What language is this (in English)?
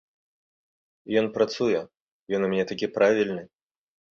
Belarusian